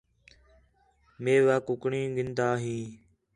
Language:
Khetrani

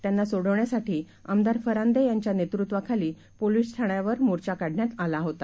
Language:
Marathi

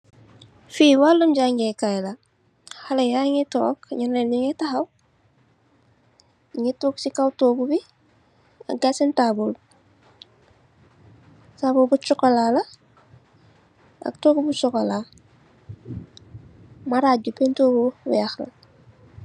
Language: Wolof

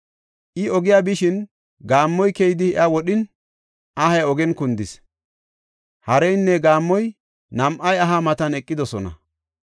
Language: Gofa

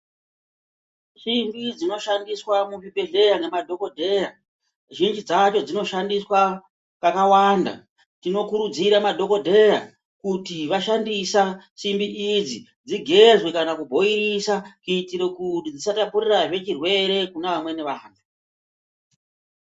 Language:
Ndau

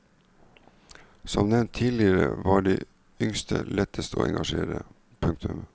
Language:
Norwegian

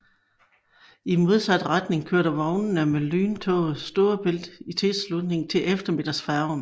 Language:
Danish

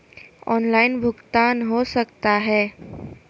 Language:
Magahi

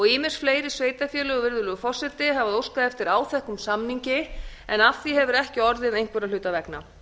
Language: Icelandic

